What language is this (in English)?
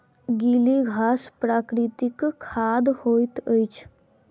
Maithili